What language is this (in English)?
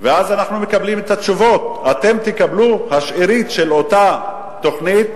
Hebrew